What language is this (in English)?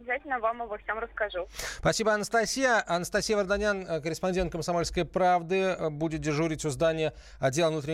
Russian